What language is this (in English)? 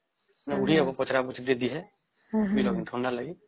Odia